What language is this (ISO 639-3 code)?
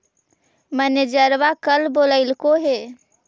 mag